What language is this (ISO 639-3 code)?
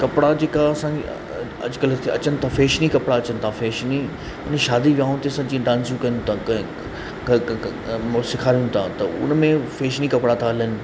snd